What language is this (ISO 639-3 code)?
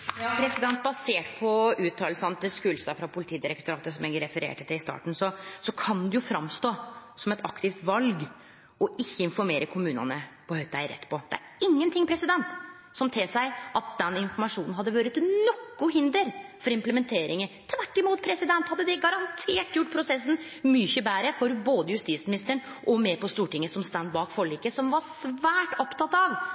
nor